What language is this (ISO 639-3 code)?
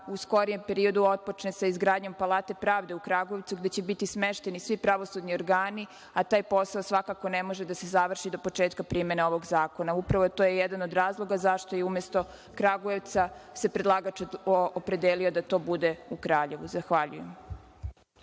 srp